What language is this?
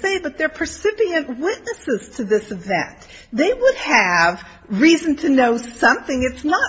English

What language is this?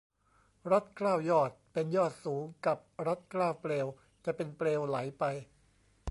Thai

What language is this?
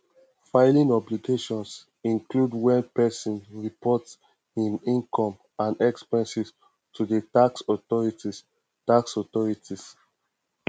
Nigerian Pidgin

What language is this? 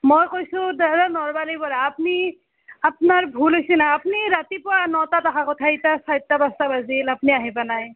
Assamese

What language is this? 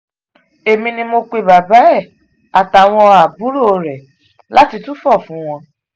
Yoruba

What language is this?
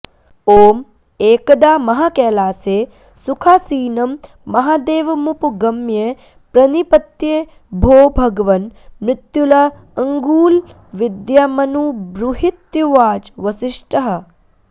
Sanskrit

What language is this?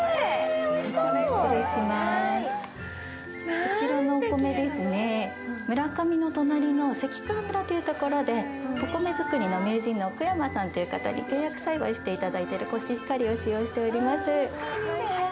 Japanese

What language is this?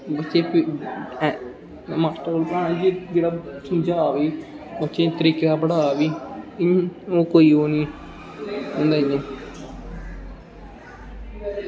Dogri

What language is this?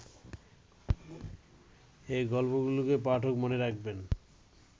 Bangla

